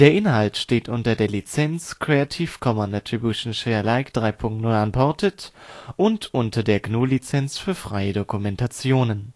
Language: German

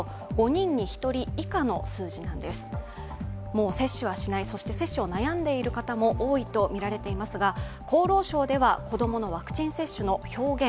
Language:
Japanese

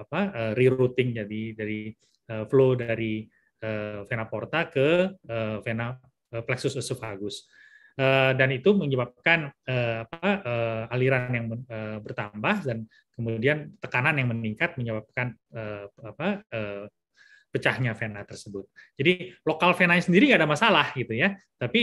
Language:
Indonesian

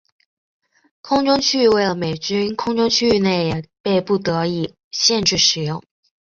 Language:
Chinese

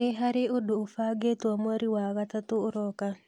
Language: Kikuyu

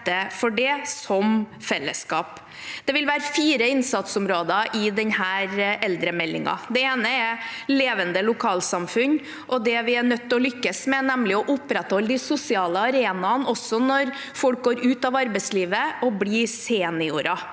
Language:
Norwegian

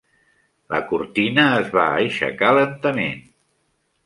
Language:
Catalan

